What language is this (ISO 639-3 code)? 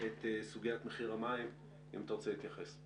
heb